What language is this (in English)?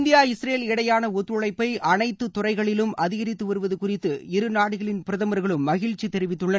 Tamil